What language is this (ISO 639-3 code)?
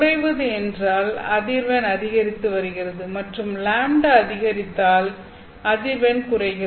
tam